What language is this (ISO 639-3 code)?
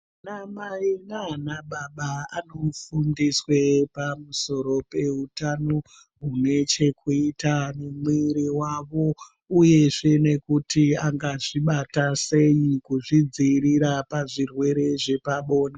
ndc